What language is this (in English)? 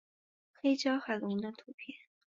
Chinese